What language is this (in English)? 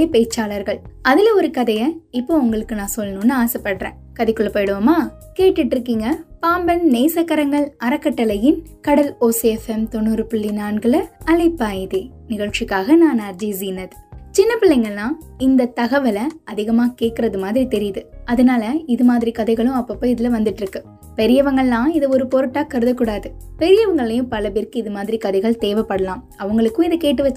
Tamil